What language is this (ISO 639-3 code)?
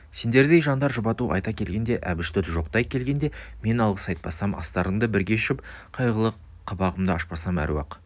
kaz